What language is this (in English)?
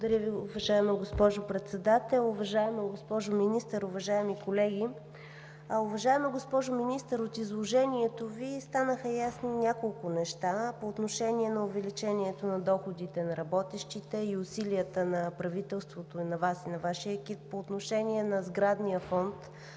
Bulgarian